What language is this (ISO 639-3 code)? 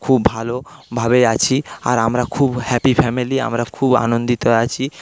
ben